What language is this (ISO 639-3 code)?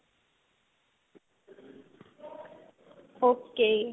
pan